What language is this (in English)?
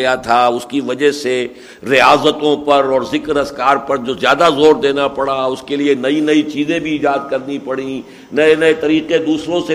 Urdu